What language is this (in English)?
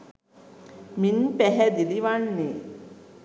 Sinhala